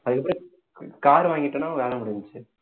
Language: Tamil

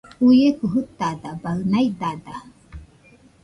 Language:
Nüpode Huitoto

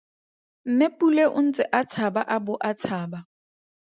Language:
Tswana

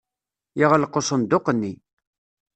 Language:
Kabyle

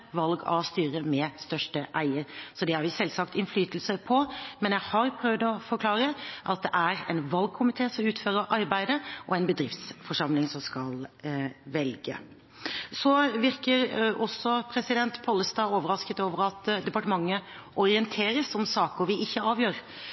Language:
Norwegian Bokmål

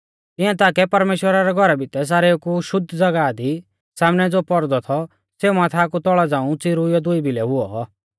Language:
Mahasu Pahari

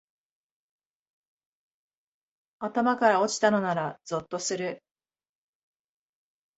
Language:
Japanese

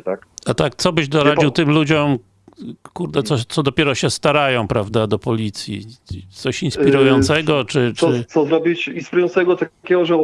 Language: Polish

